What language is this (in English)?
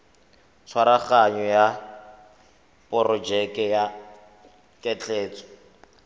Tswana